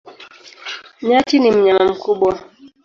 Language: Swahili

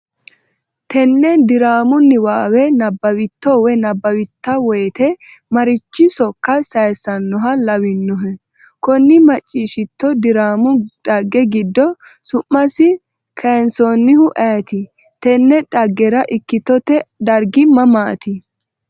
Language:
Sidamo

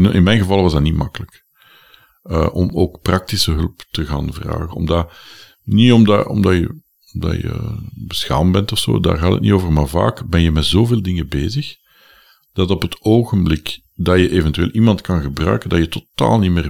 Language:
Dutch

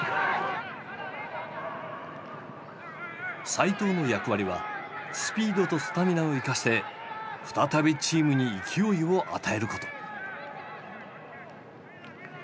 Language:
Japanese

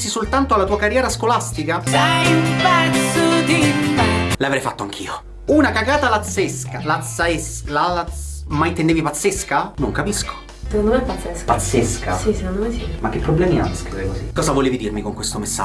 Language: Italian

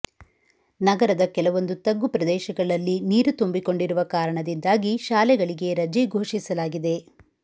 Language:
Kannada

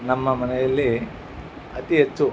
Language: Kannada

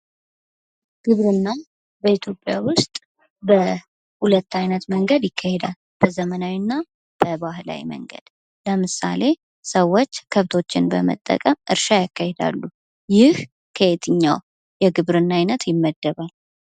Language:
Amharic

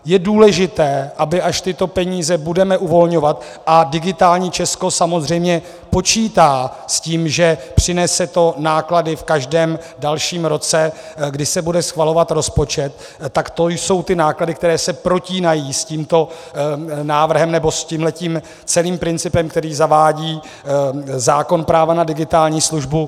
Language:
Czech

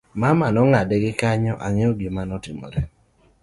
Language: Luo (Kenya and Tanzania)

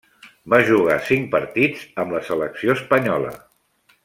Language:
Catalan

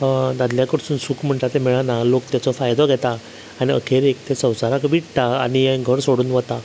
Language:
Konkani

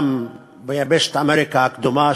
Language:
Hebrew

